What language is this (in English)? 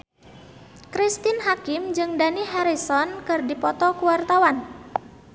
Sundanese